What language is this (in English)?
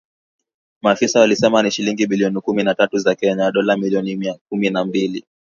Swahili